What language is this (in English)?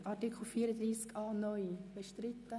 Swiss German